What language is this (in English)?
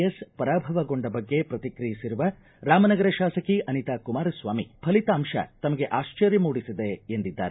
Kannada